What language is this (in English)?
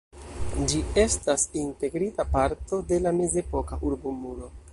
Esperanto